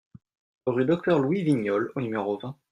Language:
French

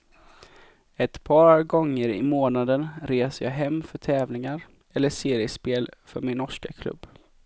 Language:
Swedish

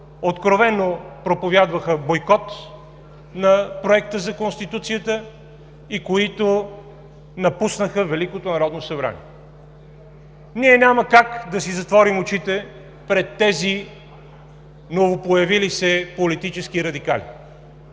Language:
Bulgarian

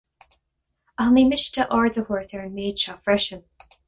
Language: Irish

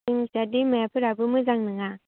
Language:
Bodo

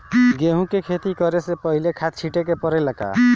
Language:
Bhojpuri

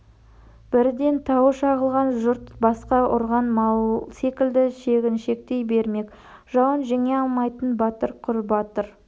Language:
Kazakh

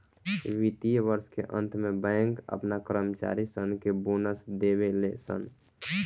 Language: Bhojpuri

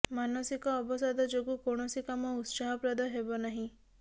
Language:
Odia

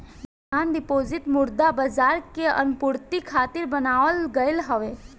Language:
Bhojpuri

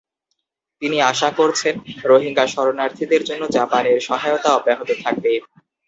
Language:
Bangla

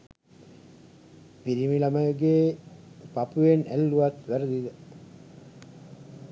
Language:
Sinhala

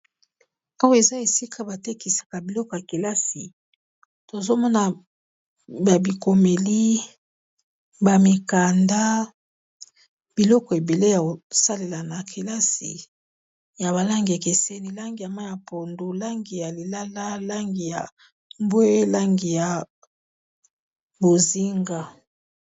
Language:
Lingala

